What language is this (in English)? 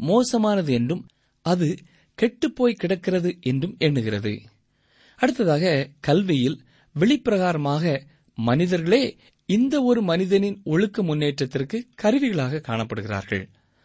Tamil